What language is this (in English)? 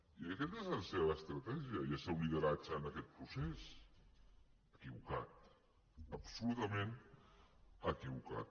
Catalan